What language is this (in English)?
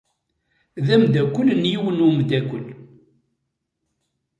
Kabyle